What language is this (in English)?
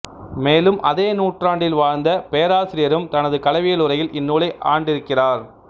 Tamil